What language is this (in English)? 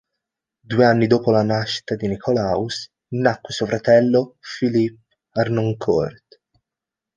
Italian